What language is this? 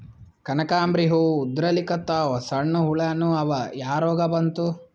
Kannada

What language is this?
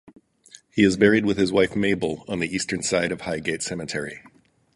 English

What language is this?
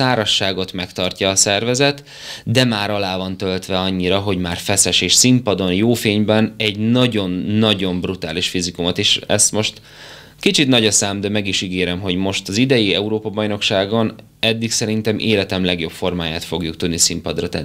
Hungarian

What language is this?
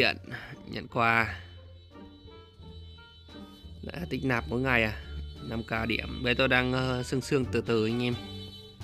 Vietnamese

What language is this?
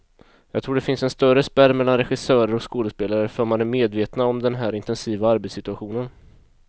Swedish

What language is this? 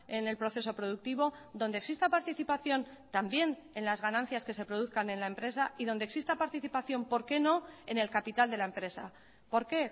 Spanish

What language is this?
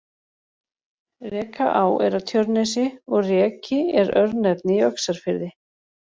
Icelandic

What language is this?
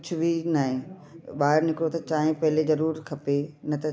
Sindhi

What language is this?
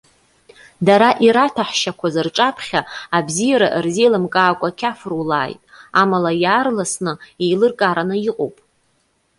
Abkhazian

